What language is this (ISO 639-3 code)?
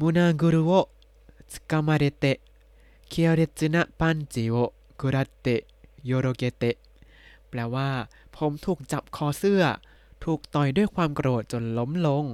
tha